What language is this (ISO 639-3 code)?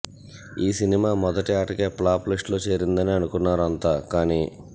tel